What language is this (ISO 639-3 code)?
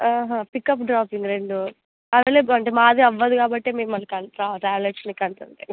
tel